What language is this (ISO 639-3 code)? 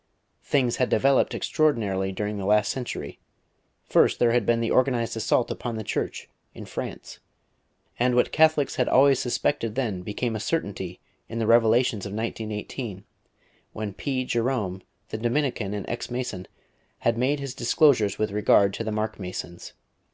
eng